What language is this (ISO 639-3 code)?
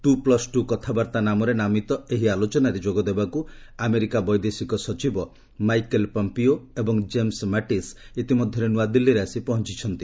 ori